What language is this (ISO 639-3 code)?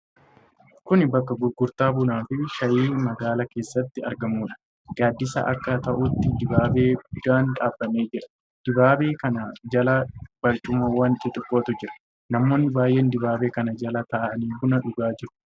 orm